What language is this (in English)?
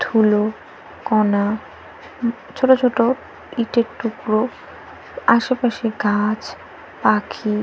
Bangla